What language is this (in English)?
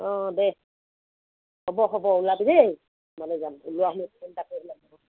Assamese